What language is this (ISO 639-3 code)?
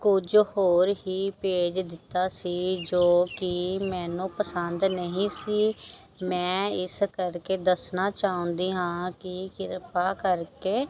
pan